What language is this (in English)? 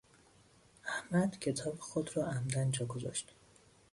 Persian